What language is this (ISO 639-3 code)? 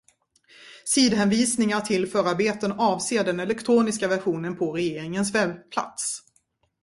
swe